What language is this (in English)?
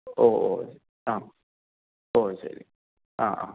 Malayalam